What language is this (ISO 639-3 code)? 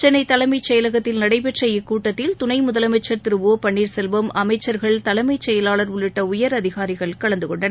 tam